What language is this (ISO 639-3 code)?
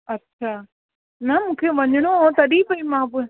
snd